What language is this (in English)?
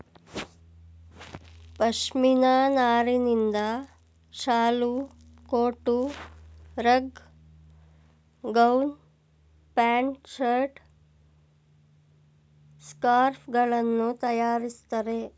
Kannada